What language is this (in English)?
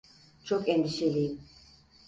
Turkish